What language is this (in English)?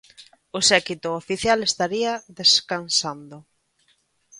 Galician